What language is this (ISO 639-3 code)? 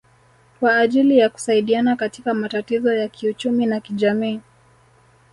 swa